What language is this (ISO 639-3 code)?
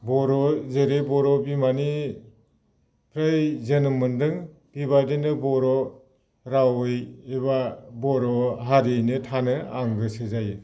brx